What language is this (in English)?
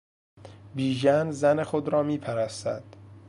Persian